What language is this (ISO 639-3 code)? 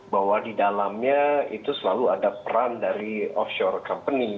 ind